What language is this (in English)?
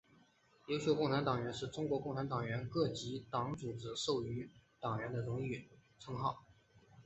Chinese